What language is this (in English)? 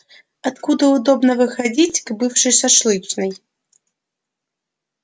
Russian